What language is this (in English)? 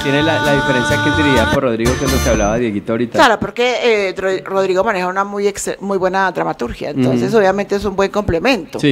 Spanish